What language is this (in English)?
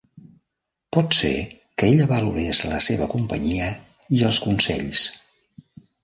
Catalan